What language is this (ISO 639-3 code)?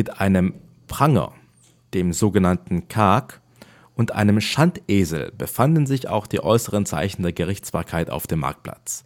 deu